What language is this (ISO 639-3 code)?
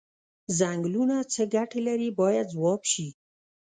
pus